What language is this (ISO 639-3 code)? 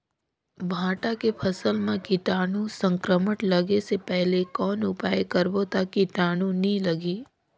hne